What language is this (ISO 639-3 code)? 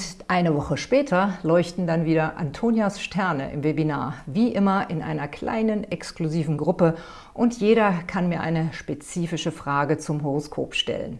deu